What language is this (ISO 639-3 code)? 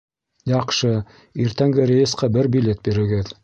bak